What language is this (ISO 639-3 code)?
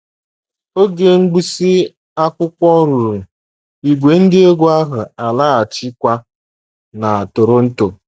ibo